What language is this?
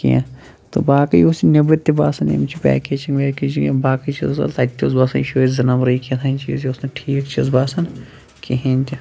Kashmiri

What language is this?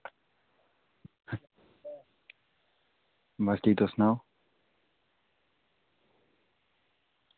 Dogri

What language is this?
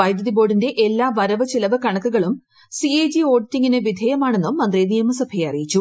Malayalam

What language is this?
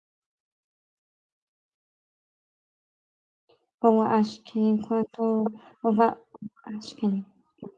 Portuguese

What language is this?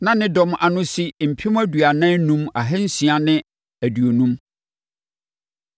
Akan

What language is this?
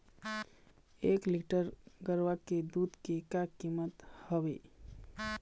Chhattisgarhi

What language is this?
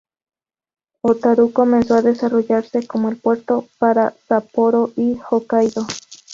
Spanish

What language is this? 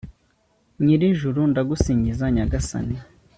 Kinyarwanda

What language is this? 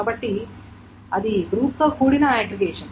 Telugu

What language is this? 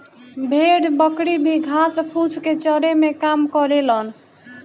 Bhojpuri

